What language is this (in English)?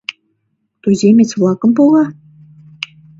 Mari